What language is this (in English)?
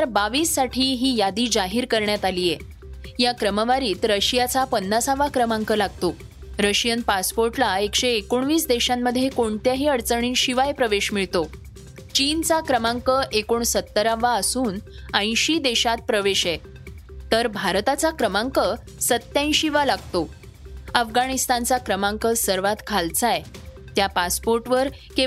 Marathi